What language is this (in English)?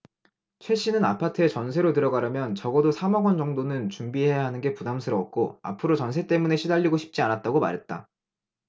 Korean